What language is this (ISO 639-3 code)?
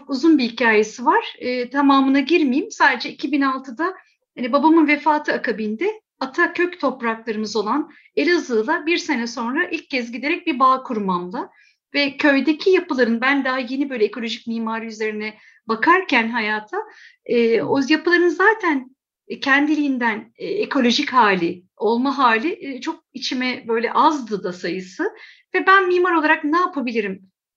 tur